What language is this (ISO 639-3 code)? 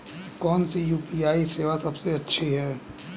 hin